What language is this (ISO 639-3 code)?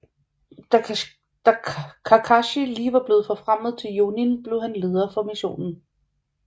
dan